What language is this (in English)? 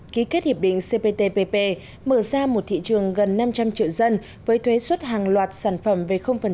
Vietnamese